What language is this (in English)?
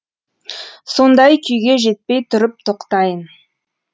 Kazakh